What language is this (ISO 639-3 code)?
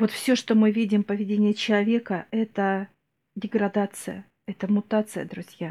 rus